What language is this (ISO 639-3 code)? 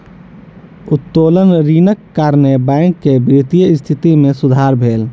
mai